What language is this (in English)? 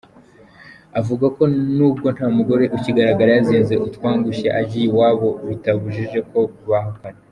Kinyarwanda